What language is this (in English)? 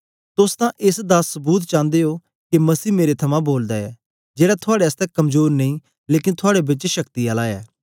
Dogri